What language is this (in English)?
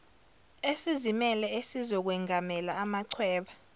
Zulu